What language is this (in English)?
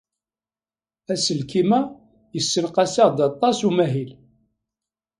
Kabyle